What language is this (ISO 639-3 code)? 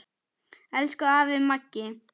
isl